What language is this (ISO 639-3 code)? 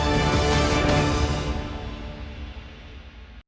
ukr